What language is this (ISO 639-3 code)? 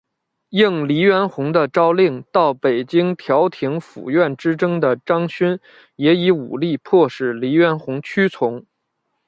zho